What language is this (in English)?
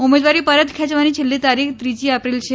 Gujarati